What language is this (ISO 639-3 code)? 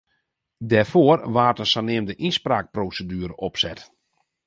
fry